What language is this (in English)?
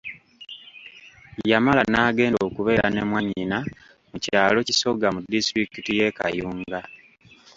Ganda